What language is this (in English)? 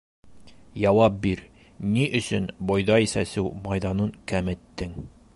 Bashkir